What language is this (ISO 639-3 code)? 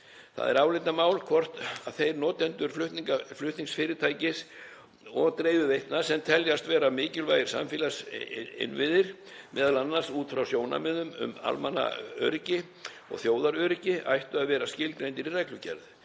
isl